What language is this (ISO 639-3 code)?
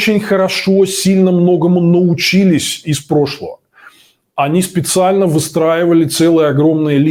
rus